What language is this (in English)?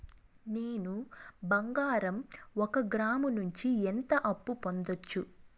Telugu